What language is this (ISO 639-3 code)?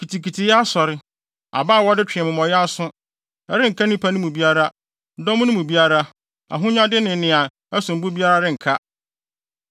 aka